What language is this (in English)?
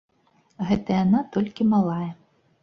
Belarusian